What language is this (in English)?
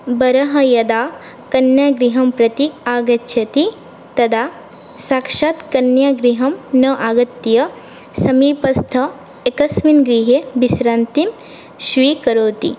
Sanskrit